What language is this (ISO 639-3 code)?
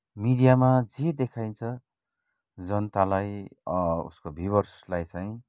nep